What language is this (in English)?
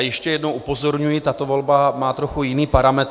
Czech